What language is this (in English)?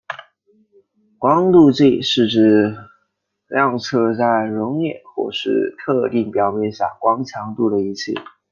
Chinese